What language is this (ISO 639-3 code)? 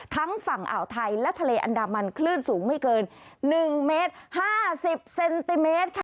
tha